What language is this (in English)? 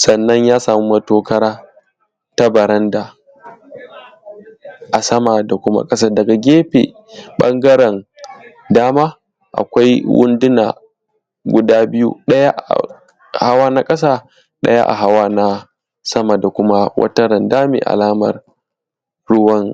Hausa